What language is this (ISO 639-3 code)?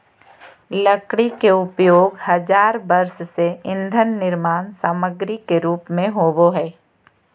mag